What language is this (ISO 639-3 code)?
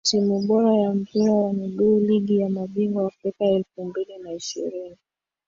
swa